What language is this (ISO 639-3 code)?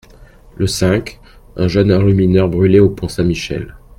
fra